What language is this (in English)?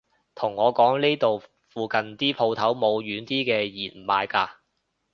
Cantonese